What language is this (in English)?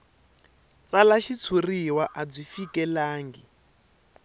Tsonga